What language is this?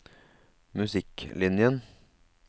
Norwegian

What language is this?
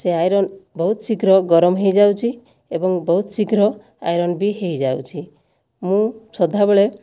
Odia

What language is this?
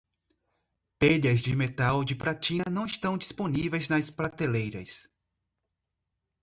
Portuguese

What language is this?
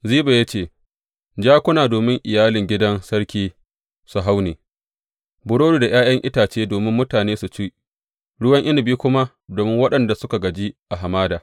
Hausa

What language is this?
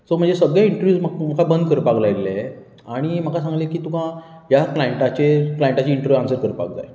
Konkani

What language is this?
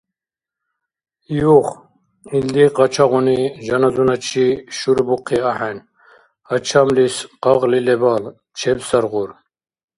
Dargwa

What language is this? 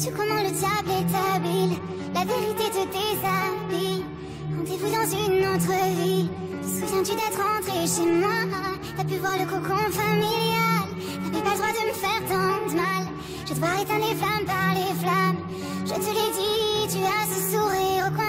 Polish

